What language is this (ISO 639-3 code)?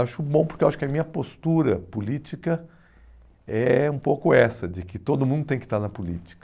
por